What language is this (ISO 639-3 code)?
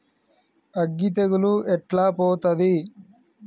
tel